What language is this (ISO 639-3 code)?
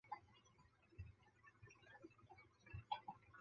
zho